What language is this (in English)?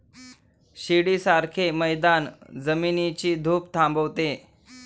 Marathi